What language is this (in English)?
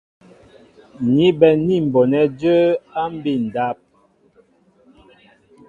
Mbo (Cameroon)